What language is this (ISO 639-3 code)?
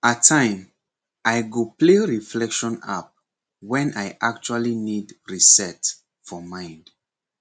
pcm